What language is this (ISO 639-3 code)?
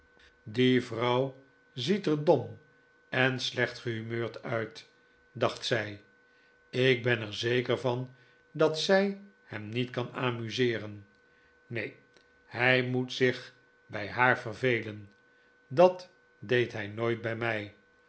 nld